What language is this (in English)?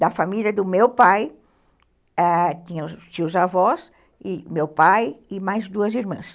Portuguese